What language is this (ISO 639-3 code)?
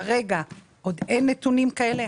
heb